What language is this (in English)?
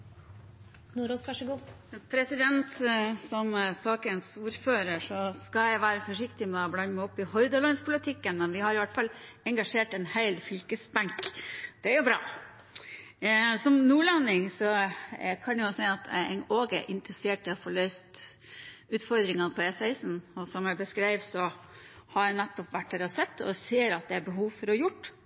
Norwegian